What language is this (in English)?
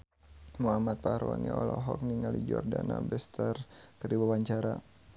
Sundanese